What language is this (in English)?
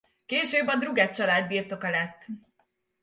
Hungarian